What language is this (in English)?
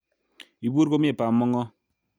Kalenjin